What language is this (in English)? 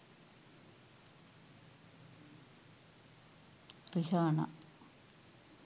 Sinhala